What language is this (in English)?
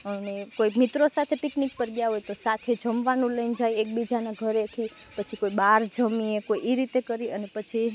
Gujarati